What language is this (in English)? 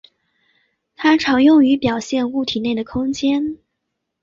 Chinese